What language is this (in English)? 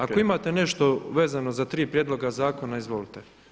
Croatian